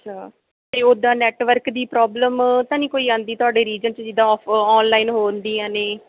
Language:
Punjabi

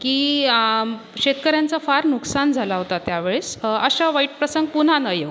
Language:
Marathi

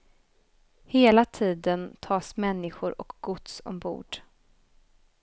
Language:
Swedish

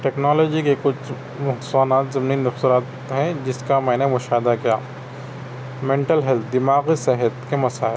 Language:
Urdu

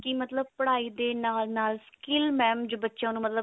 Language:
Punjabi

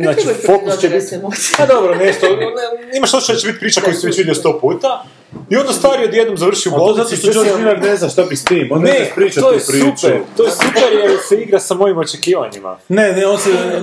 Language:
Croatian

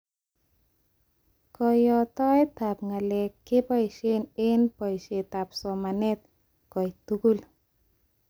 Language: Kalenjin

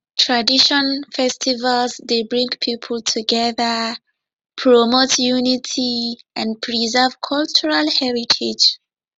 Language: Nigerian Pidgin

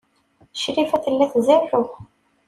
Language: Kabyle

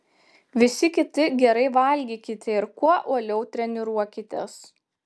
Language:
Lithuanian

